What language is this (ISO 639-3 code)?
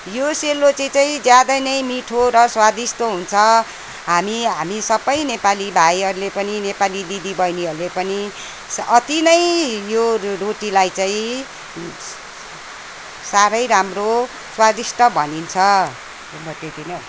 nep